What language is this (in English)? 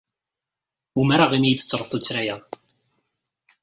Kabyle